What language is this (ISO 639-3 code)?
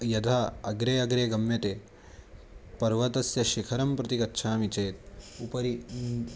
san